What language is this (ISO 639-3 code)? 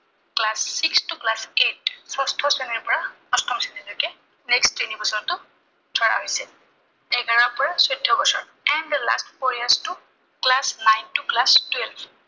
asm